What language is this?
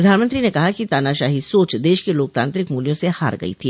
Hindi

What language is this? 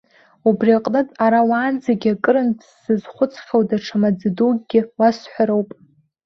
Abkhazian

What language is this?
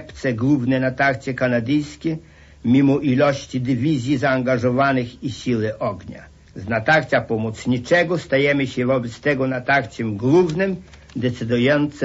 Polish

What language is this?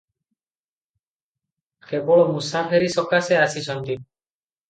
Odia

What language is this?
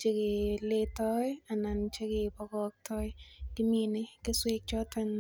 Kalenjin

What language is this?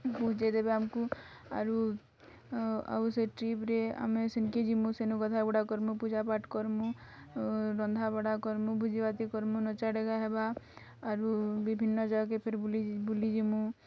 Odia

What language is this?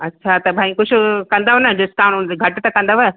Sindhi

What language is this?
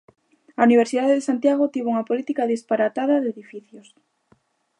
Galician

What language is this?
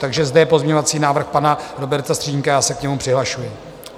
Czech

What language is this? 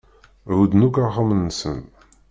Kabyle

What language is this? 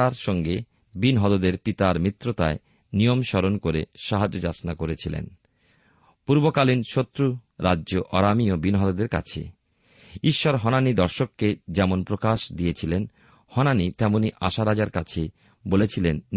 Bangla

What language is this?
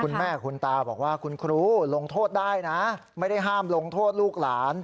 Thai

